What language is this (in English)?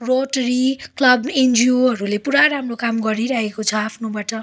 Nepali